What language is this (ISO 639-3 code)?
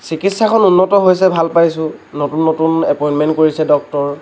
asm